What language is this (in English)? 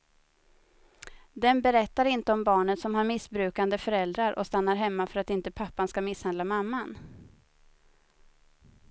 Swedish